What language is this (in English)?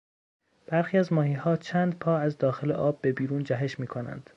Persian